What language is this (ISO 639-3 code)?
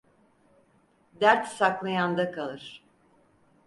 tur